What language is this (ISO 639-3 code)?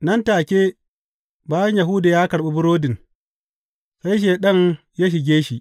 hau